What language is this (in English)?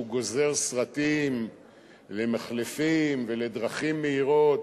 Hebrew